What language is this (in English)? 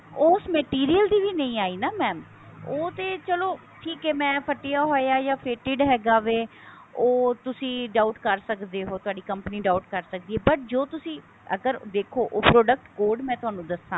Punjabi